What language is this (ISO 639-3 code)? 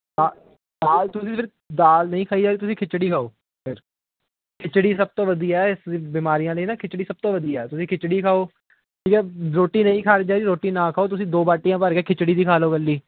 pan